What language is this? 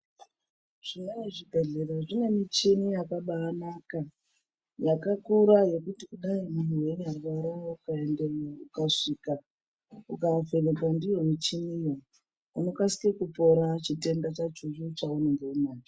Ndau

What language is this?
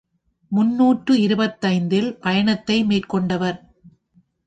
Tamil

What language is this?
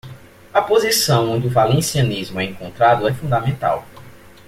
Portuguese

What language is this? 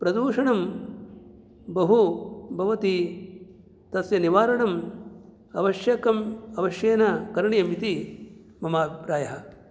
Sanskrit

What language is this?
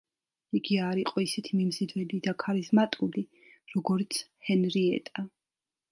Georgian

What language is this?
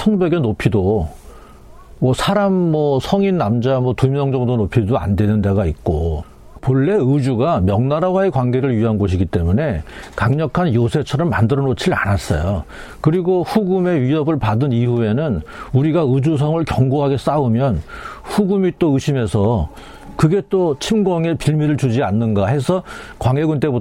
Korean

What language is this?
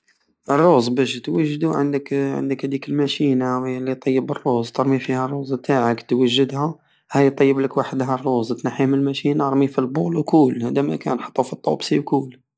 Algerian Saharan Arabic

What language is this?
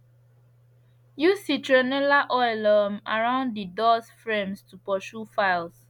Nigerian Pidgin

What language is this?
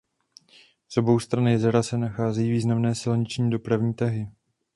Czech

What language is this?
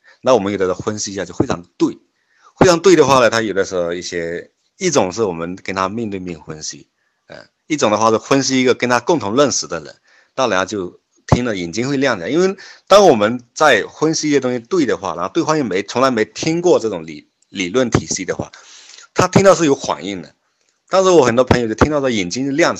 Chinese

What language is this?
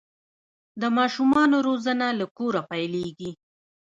Pashto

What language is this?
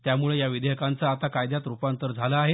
Marathi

